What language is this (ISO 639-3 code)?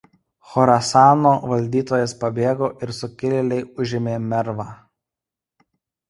lit